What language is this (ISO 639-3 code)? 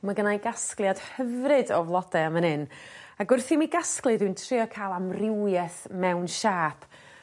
cym